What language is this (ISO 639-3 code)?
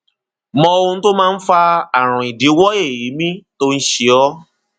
yor